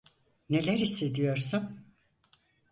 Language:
Turkish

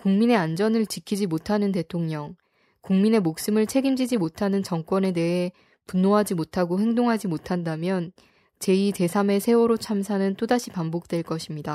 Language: Korean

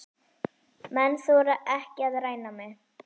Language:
Icelandic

